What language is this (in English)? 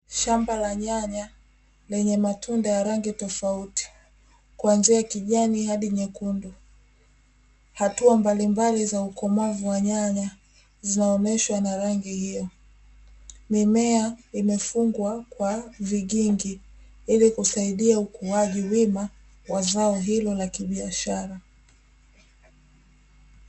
Swahili